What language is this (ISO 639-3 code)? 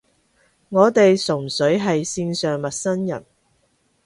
yue